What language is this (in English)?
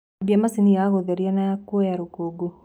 Kikuyu